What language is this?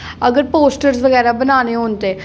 Dogri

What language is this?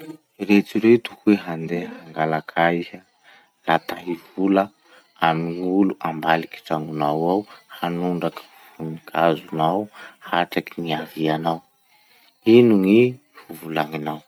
Masikoro Malagasy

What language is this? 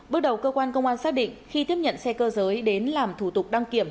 Vietnamese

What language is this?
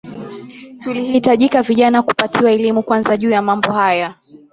Swahili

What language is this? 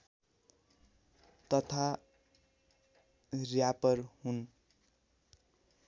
Nepali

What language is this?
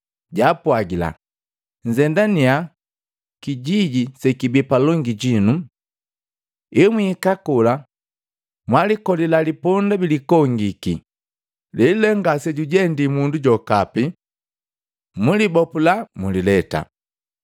Matengo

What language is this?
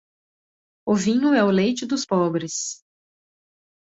Portuguese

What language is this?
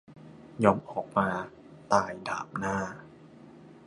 Thai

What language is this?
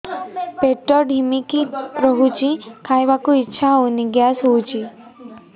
Odia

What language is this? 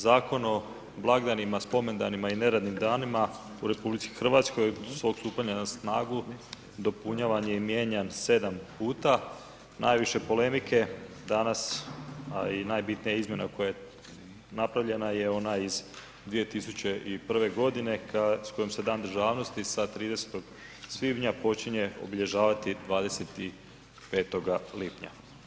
Croatian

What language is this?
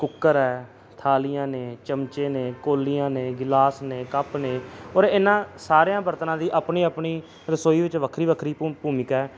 Punjabi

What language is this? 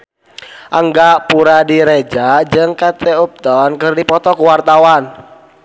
Sundanese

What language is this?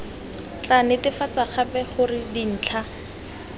Tswana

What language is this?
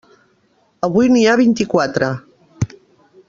Catalan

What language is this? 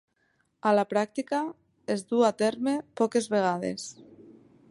Catalan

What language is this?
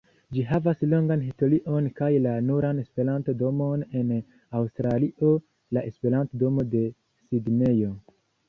Esperanto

